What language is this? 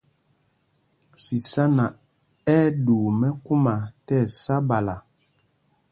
Mpumpong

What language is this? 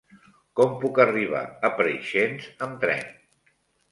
Catalan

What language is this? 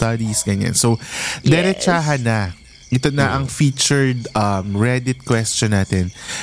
Filipino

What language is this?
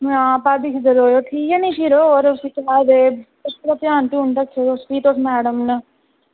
Dogri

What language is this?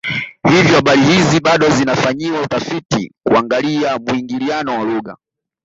Swahili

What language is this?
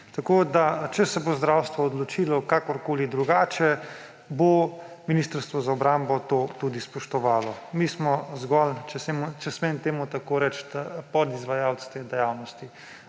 Slovenian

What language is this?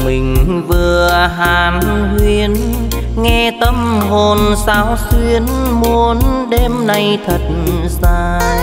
Vietnamese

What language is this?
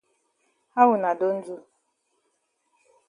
Cameroon Pidgin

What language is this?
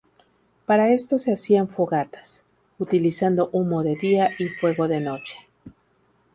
Spanish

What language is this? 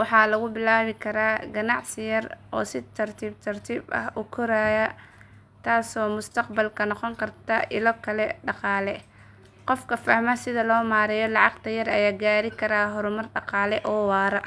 Somali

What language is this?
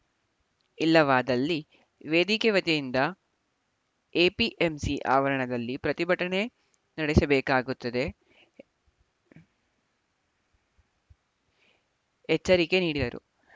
Kannada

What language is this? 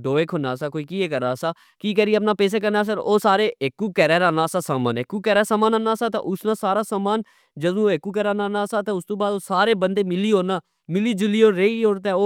Pahari-Potwari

